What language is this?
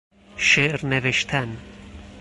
Persian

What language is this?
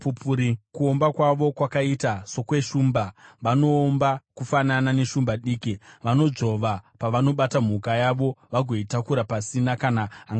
Shona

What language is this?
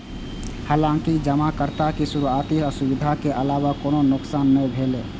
Maithili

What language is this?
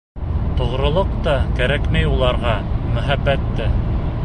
Bashkir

